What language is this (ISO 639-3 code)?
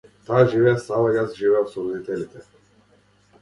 mkd